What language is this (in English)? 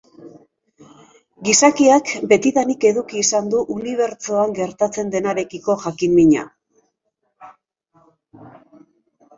Basque